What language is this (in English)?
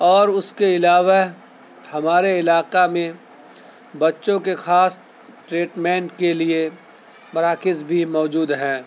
Urdu